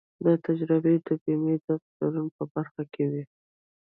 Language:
Pashto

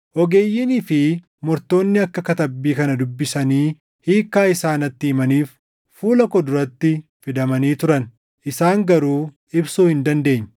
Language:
Oromo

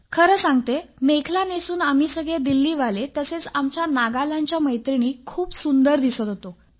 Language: Marathi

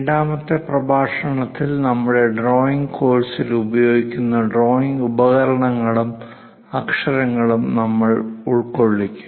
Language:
Malayalam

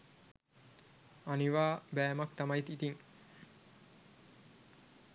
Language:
Sinhala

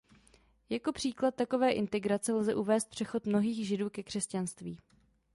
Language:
Czech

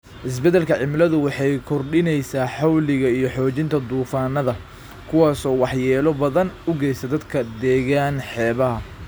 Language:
Somali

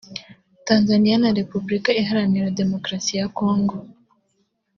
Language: Kinyarwanda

